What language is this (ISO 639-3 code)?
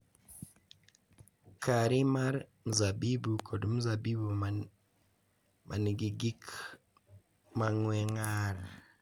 luo